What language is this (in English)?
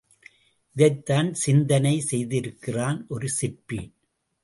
Tamil